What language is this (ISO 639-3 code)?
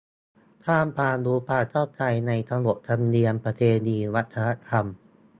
tha